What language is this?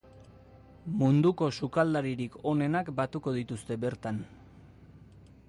Basque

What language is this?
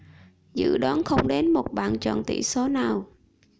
Vietnamese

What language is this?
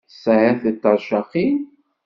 Kabyle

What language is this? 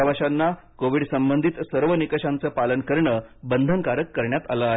Marathi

